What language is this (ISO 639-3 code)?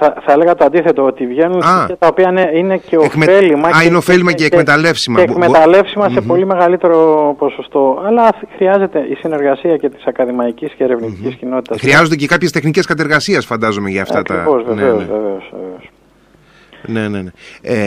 ell